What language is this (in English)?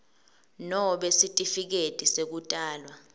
Swati